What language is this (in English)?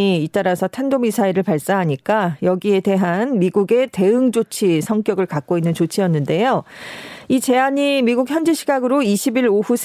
Korean